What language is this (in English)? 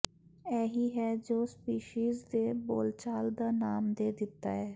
Punjabi